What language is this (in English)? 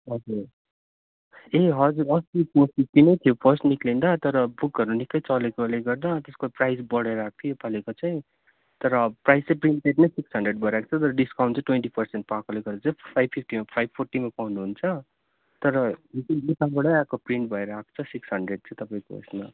Nepali